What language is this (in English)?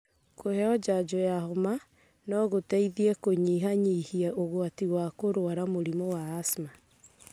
Kikuyu